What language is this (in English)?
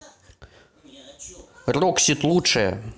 Russian